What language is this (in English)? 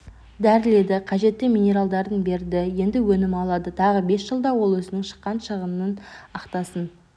Kazakh